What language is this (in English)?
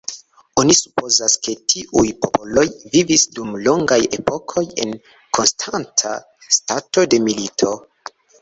Esperanto